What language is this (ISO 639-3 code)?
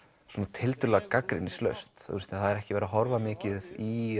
isl